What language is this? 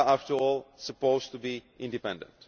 English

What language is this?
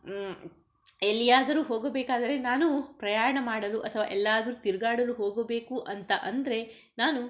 Kannada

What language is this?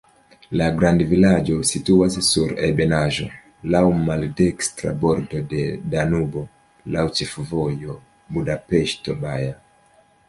Esperanto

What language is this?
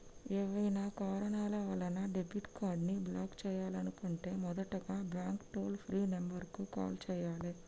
Telugu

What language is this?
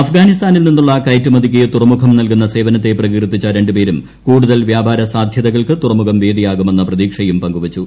Malayalam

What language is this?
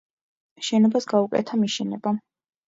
Georgian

